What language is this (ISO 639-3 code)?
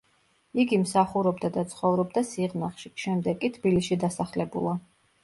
kat